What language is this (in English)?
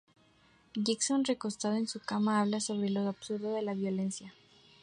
Spanish